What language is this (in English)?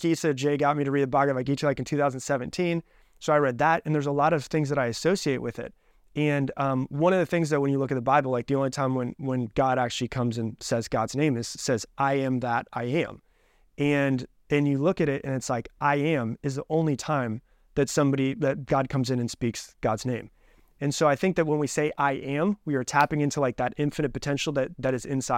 English